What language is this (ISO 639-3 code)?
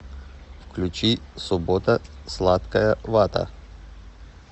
rus